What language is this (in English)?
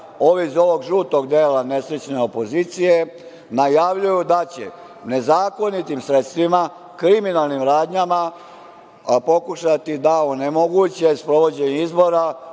Serbian